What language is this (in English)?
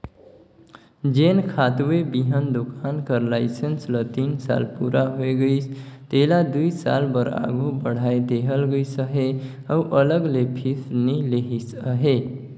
Chhattisgarhi